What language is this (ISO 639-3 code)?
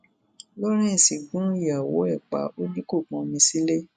yor